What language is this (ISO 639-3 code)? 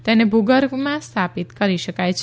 guj